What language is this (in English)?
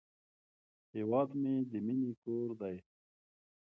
Pashto